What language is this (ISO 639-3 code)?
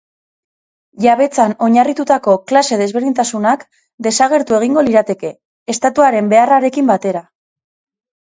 eus